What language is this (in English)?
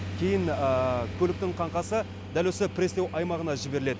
Kazakh